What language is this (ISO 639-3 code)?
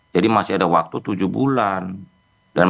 ind